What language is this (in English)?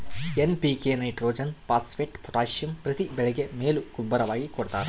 Kannada